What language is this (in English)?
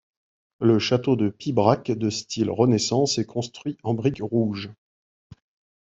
French